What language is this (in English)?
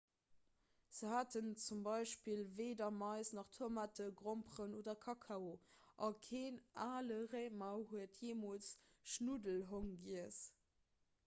Luxembourgish